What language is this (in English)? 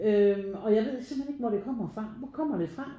Danish